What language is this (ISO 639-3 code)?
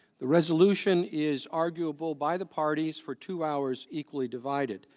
eng